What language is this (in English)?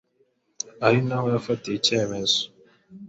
Kinyarwanda